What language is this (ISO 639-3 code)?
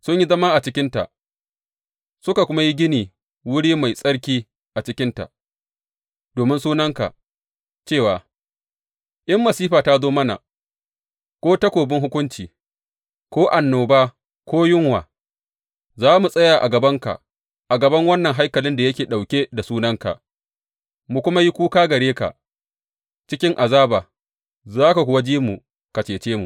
hau